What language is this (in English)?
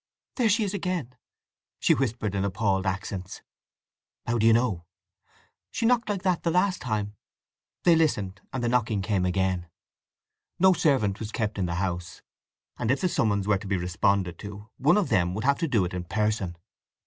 English